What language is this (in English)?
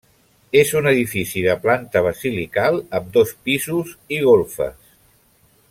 Catalan